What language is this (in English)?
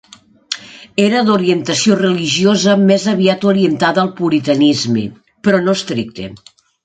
Catalan